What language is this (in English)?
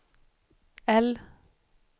Swedish